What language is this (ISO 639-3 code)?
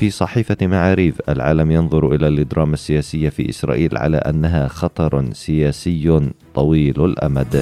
ara